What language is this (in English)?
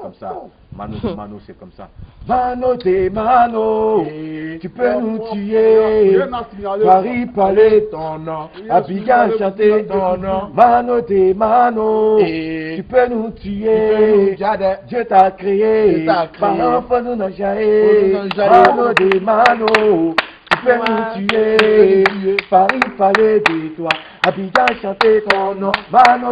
French